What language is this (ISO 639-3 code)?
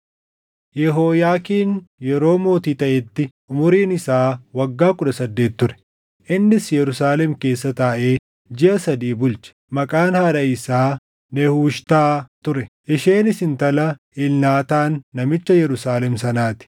orm